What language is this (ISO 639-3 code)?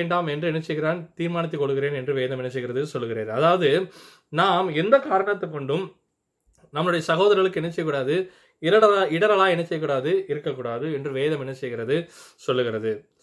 tam